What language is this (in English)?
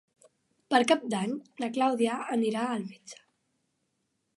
Catalan